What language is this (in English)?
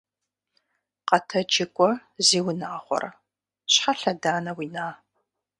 Kabardian